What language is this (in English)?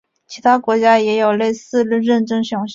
Chinese